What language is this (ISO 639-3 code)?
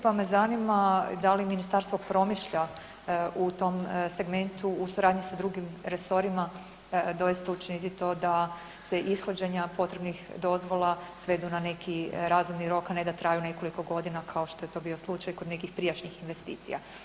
hrv